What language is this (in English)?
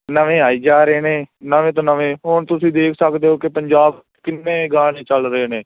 Punjabi